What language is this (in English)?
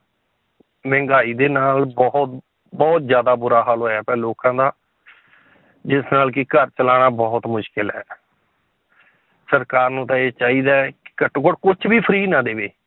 Punjabi